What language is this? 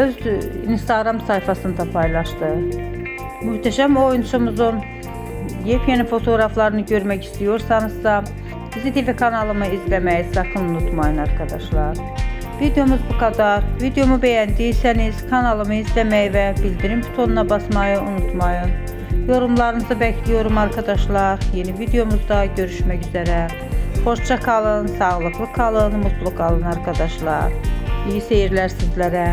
Turkish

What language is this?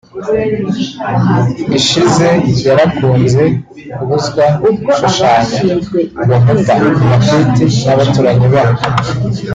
Kinyarwanda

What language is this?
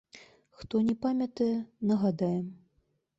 Belarusian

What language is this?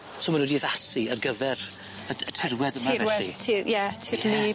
Welsh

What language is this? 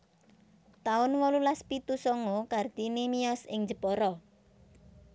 Javanese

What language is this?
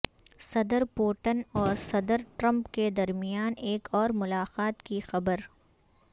Urdu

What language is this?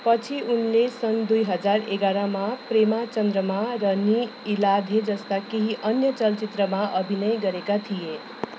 Nepali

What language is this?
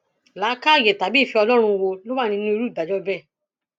Yoruba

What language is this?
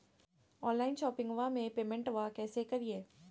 Magahi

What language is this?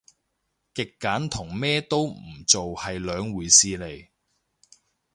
Cantonese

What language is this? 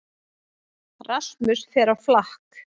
Icelandic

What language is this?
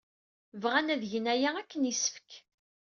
Kabyle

